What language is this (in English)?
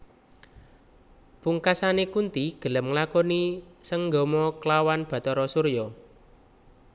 Javanese